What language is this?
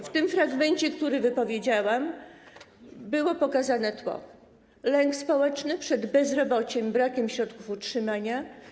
Polish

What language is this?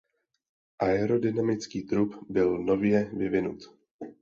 Czech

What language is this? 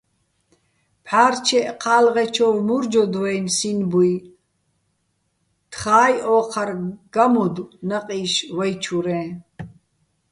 Bats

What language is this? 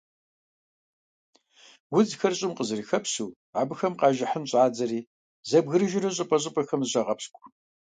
Kabardian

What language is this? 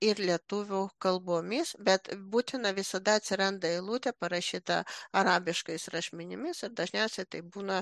Lithuanian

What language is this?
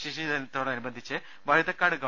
Malayalam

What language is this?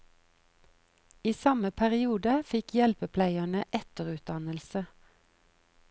Norwegian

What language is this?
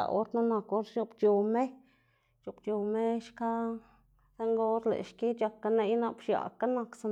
Xanaguía Zapotec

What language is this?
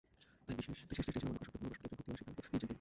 Bangla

